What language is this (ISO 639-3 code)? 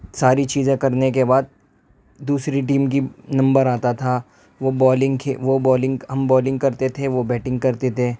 urd